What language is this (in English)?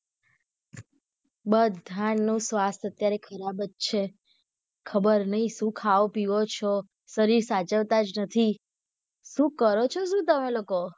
Gujarati